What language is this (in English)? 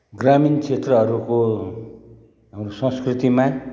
Nepali